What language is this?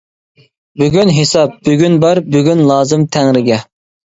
Uyghur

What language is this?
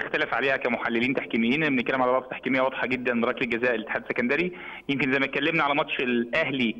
Arabic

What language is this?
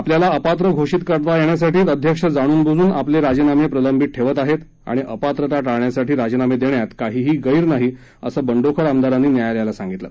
Marathi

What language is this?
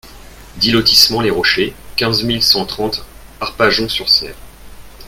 French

